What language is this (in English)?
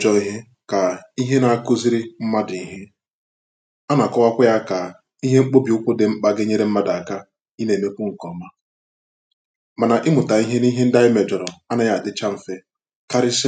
Igbo